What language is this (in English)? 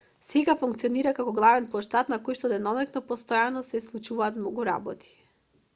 Macedonian